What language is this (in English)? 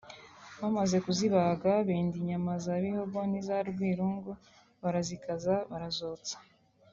Kinyarwanda